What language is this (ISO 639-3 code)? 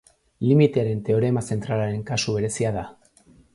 eus